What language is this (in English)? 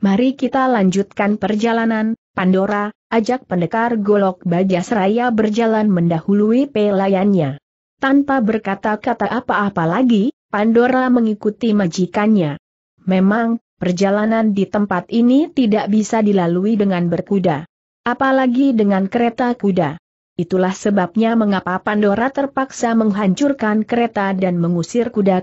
Indonesian